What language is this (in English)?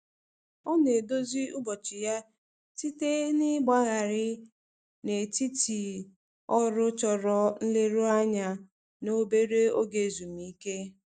Igbo